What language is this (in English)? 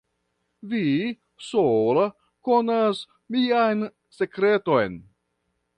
Esperanto